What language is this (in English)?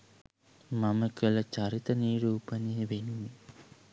Sinhala